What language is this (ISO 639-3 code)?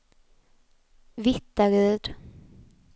swe